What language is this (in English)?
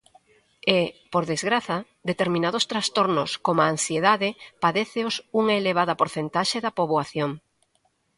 Galician